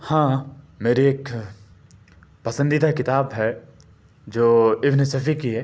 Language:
Urdu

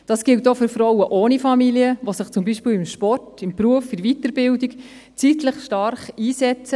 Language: Swiss German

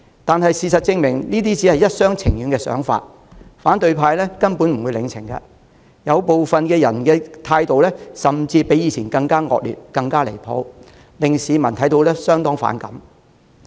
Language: Cantonese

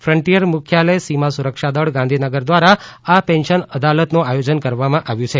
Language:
Gujarati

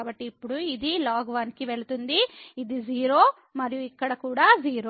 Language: Telugu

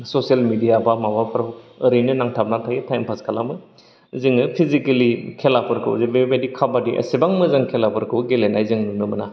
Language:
Bodo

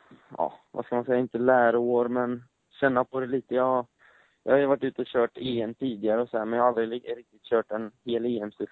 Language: Swedish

